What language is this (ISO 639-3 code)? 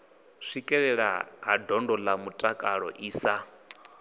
ven